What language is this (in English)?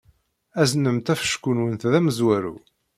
Kabyle